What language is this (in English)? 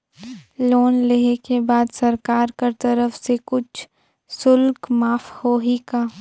Chhattisgarhi